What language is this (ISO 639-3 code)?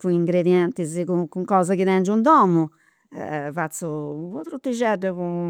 sro